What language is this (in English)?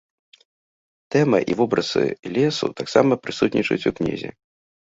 Belarusian